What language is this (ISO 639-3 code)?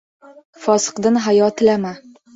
uzb